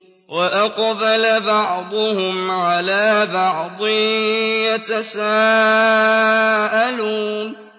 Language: Arabic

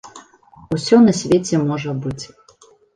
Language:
Belarusian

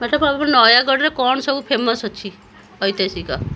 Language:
Odia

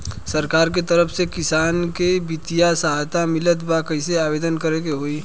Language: Bhojpuri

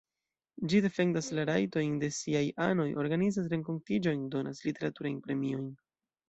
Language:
Esperanto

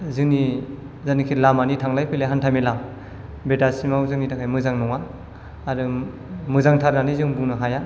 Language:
Bodo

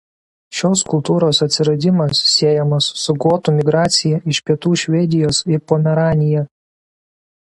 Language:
Lithuanian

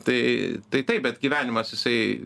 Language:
Lithuanian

